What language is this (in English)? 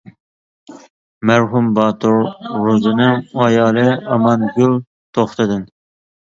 Uyghur